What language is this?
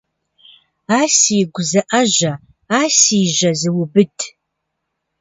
Kabardian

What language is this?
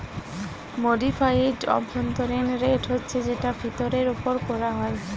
Bangla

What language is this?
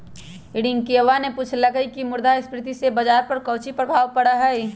Magahi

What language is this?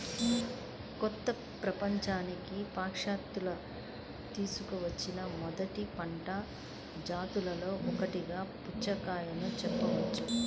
Telugu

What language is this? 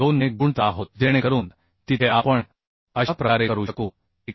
Marathi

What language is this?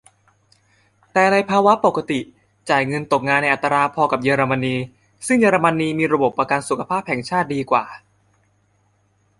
Thai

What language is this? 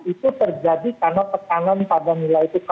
Indonesian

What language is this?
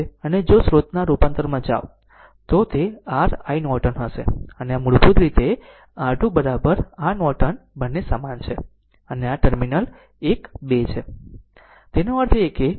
Gujarati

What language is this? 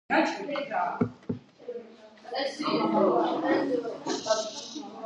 Georgian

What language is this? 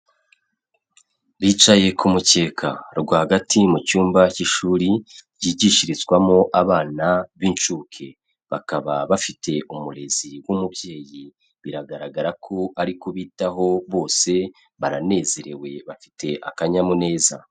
Kinyarwanda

